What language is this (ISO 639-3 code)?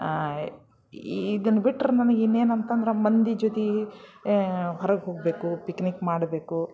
kan